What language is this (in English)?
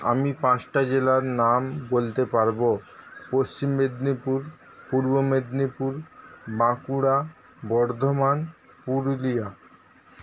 Bangla